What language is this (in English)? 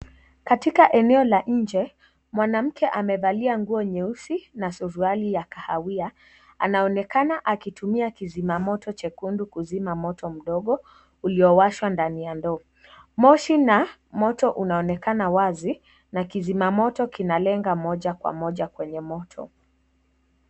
Swahili